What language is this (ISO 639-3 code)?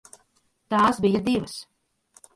lav